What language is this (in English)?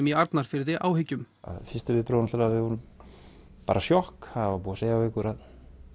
Icelandic